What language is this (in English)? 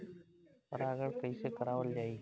Bhojpuri